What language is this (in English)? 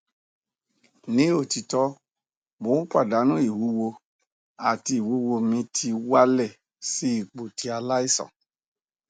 Yoruba